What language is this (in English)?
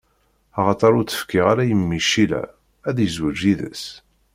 Kabyle